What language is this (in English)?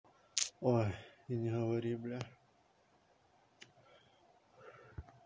Russian